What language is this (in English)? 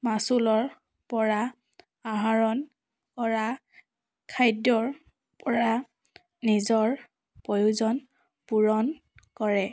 Assamese